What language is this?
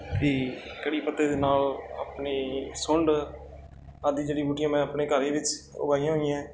Punjabi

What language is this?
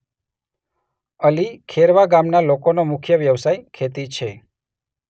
Gujarati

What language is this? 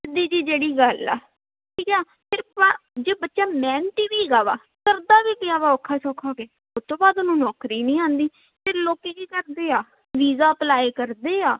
Punjabi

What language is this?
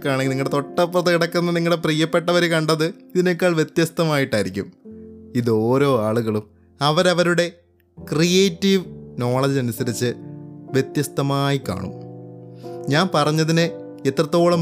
Malayalam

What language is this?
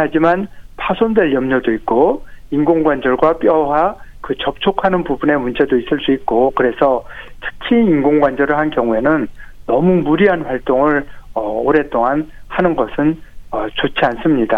Korean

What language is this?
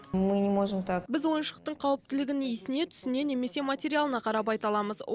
Kazakh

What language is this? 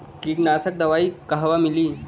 Bhojpuri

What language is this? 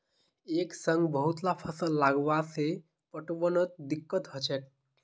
Magahi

